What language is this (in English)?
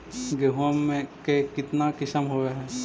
Magahi